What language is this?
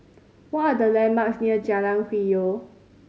English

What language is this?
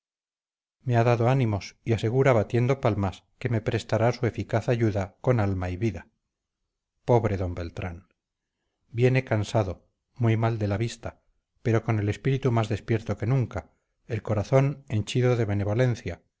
Spanish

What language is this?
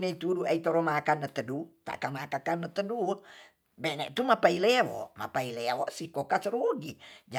Tonsea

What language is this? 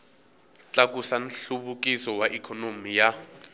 Tsonga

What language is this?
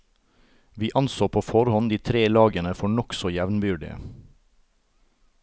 Norwegian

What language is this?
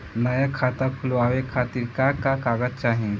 Bhojpuri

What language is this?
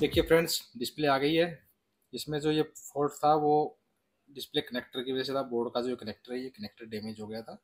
Hindi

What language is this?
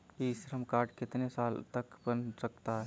Hindi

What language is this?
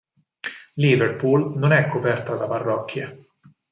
Italian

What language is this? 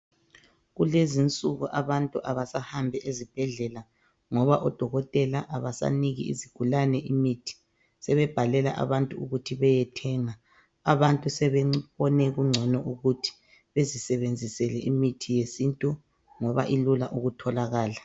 North Ndebele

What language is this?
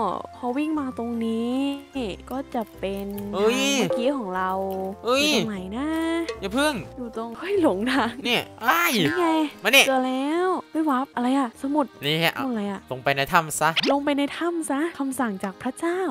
Thai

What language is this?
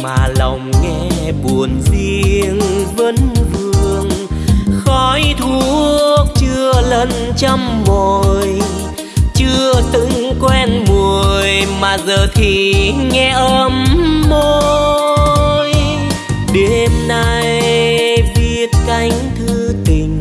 Vietnamese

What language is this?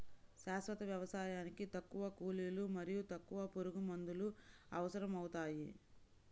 Telugu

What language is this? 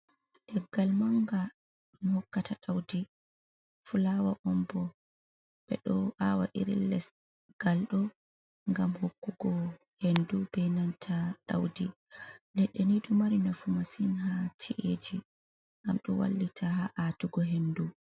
Fula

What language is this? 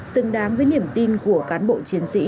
Vietnamese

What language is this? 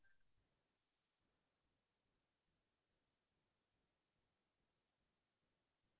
Assamese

